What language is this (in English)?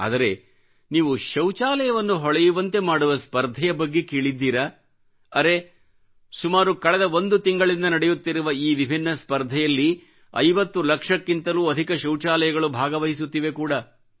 Kannada